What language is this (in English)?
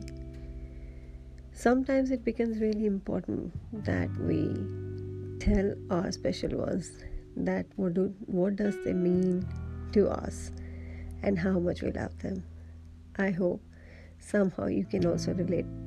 Hindi